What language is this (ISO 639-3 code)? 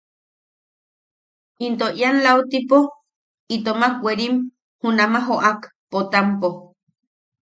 yaq